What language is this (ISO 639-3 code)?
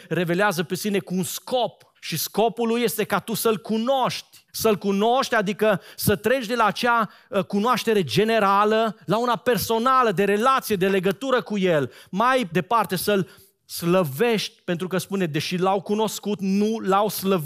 ron